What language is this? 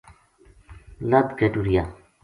Gujari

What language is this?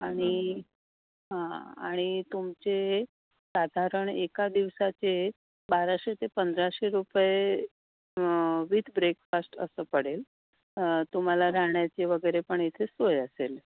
Marathi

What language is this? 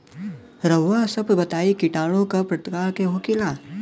Bhojpuri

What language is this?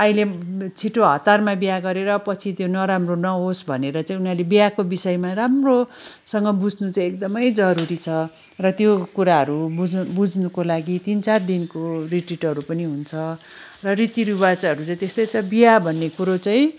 Nepali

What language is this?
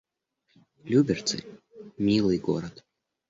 Russian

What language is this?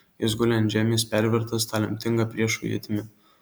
Lithuanian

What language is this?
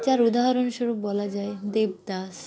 Bangla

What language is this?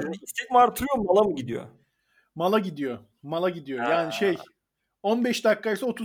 Turkish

